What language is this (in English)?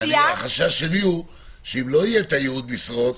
Hebrew